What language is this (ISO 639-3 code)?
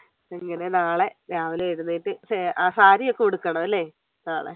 mal